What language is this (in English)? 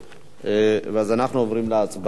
Hebrew